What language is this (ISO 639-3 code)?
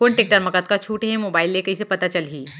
hne